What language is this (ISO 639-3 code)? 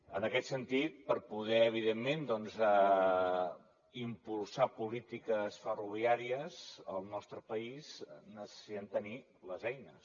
cat